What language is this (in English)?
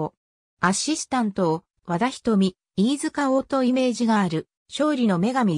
Japanese